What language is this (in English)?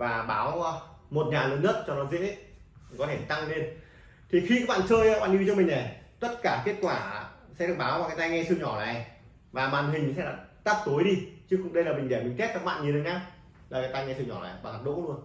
Vietnamese